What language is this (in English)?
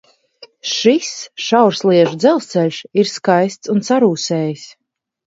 Latvian